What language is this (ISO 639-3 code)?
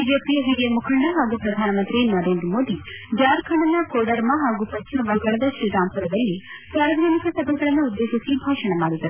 kan